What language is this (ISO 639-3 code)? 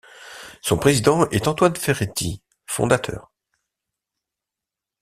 fra